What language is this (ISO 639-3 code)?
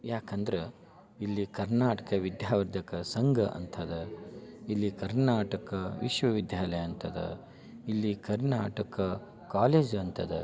kan